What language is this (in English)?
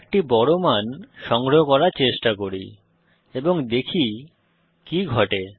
Bangla